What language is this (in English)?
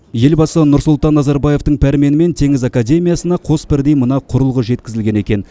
Kazakh